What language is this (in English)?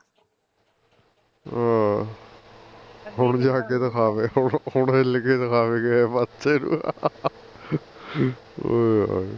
Punjabi